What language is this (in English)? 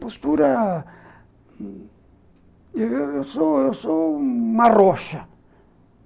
Portuguese